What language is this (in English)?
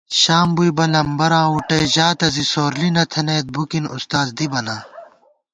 Gawar-Bati